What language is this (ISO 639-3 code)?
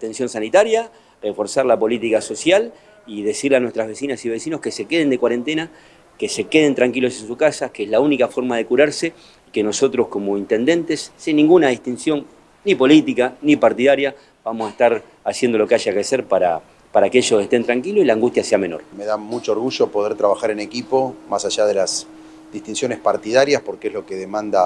spa